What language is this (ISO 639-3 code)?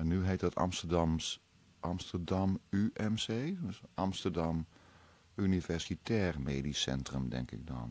nld